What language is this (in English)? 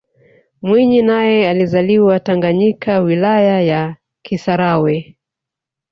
Swahili